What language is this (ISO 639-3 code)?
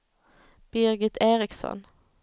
swe